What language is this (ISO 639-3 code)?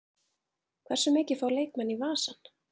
isl